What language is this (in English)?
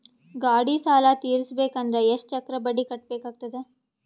Kannada